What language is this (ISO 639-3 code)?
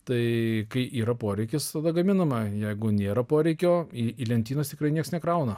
lit